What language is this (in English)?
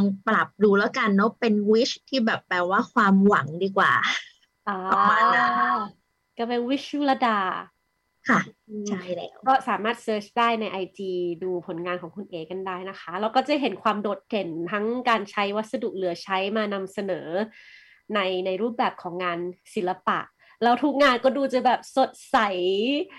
Thai